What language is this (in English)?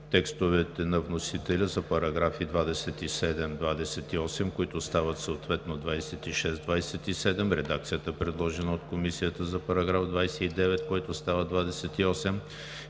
Bulgarian